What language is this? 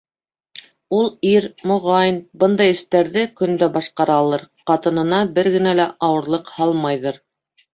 Bashkir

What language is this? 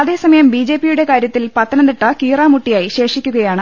Malayalam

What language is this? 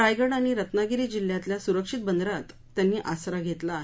Marathi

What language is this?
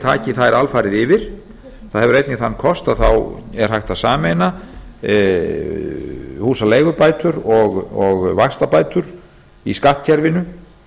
Icelandic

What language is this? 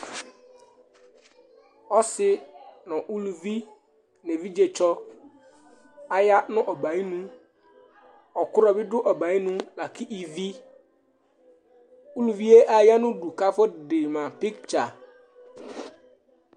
Ikposo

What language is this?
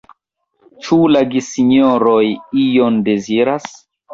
Esperanto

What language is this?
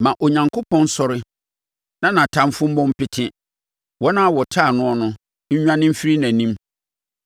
Akan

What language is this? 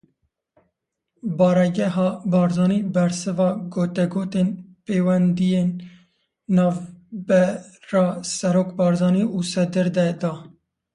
Kurdish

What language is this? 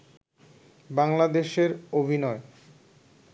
Bangla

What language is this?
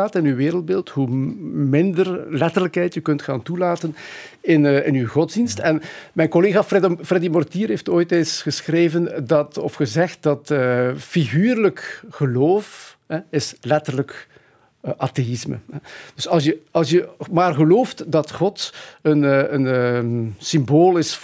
Dutch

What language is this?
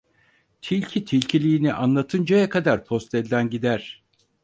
Turkish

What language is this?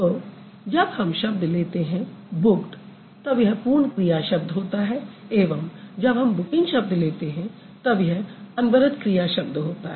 Hindi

